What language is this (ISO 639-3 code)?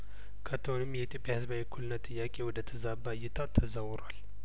amh